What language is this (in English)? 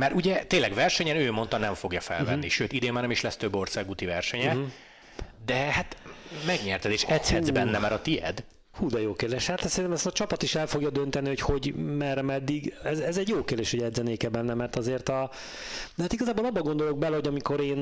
Hungarian